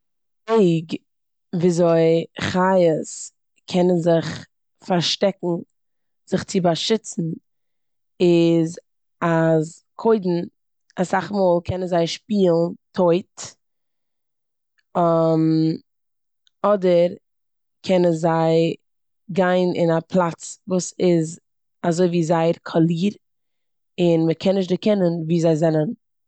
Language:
Yiddish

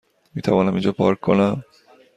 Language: Persian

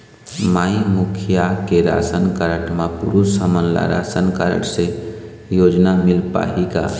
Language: Chhattisgarhi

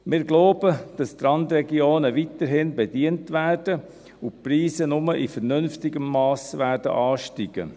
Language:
Swiss German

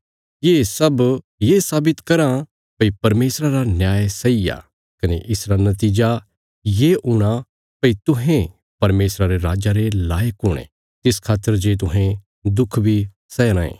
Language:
Bilaspuri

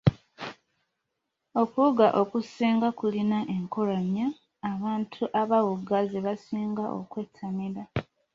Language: Ganda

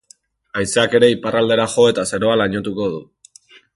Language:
Basque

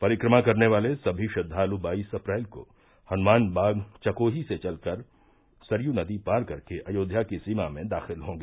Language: Hindi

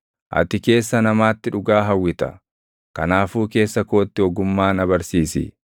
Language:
Oromo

